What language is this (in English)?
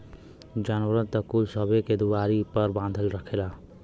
Bhojpuri